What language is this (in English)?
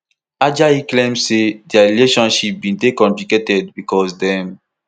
Nigerian Pidgin